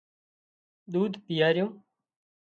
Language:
Wadiyara Koli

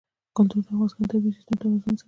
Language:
Pashto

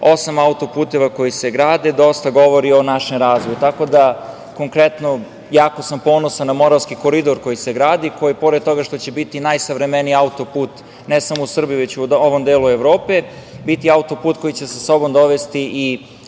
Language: Serbian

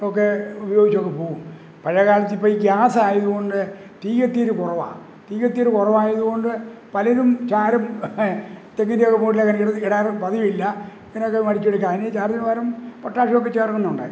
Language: Malayalam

